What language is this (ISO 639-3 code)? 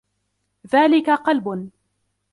ara